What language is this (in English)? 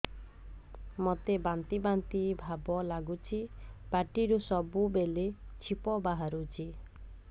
Odia